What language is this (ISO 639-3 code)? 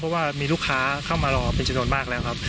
tha